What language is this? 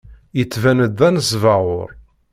Kabyle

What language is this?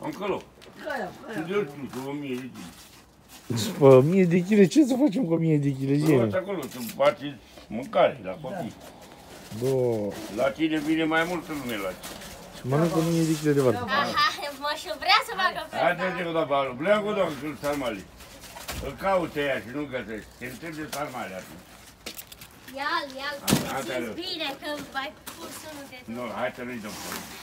Romanian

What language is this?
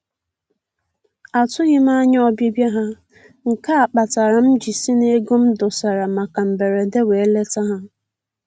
Igbo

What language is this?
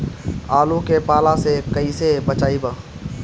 Bhojpuri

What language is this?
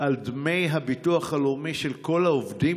Hebrew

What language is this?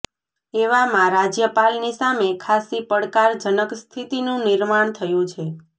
Gujarati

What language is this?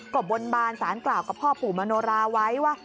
Thai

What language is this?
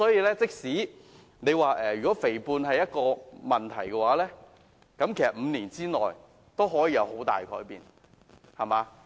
Cantonese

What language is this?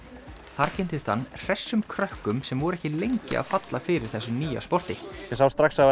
Icelandic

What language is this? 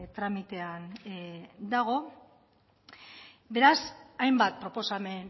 Basque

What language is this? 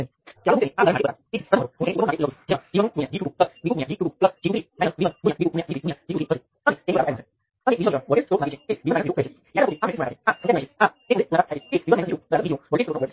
Gujarati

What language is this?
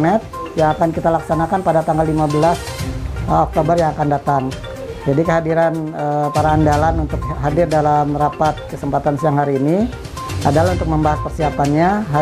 Indonesian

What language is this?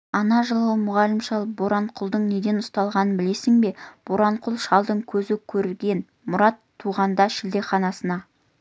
Kazakh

